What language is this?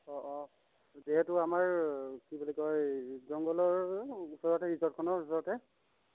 Assamese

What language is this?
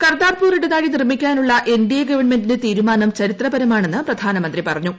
Malayalam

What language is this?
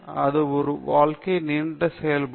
Tamil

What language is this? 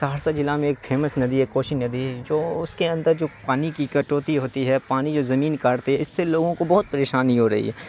Urdu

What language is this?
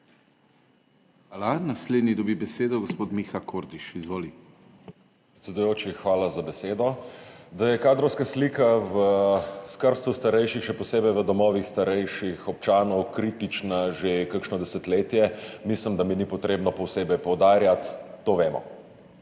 Slovenian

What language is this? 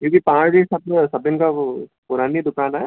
Sindhi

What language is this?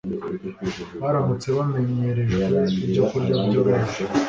Kinyarwanda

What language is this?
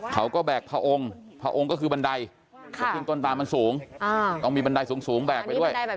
Thai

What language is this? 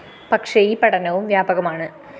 Malayalam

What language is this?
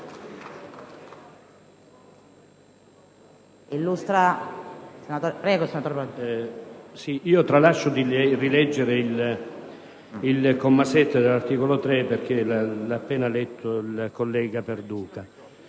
Italian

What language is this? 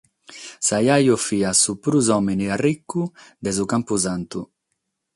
Sardinian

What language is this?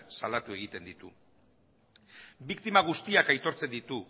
Basque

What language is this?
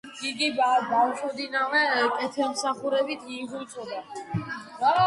Georgian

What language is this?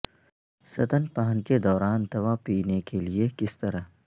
Urdu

